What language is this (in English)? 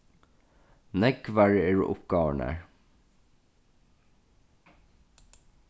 Faroese